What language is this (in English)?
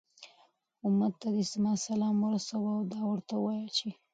Pashto